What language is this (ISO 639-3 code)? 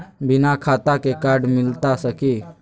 mag